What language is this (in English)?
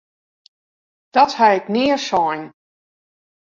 Western Frisian